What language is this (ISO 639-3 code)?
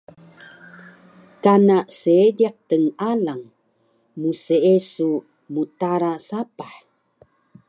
trv